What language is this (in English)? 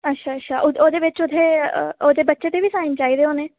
Dogri